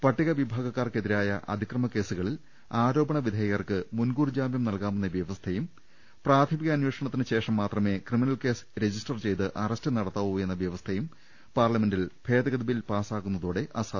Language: Malayalam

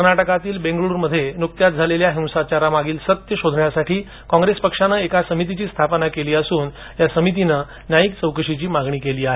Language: Marathi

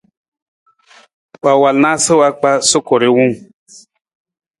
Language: Nawdm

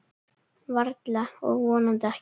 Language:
Icelandic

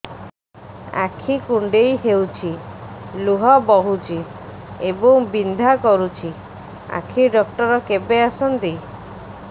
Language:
Odia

